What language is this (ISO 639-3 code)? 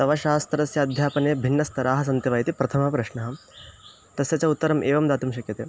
san